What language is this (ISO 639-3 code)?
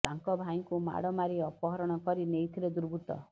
ori